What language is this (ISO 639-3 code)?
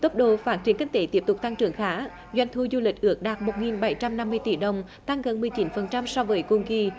vie